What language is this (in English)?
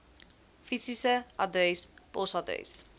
Afrikaans